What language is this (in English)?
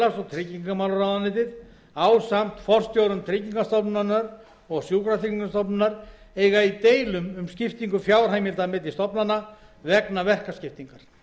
Icelandic